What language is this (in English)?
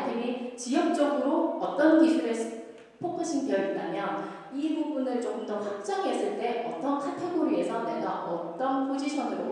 Korean